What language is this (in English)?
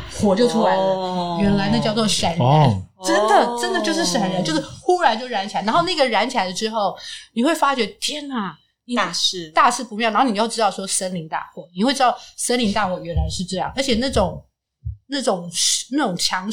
Chinese